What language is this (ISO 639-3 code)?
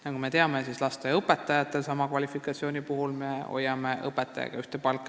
est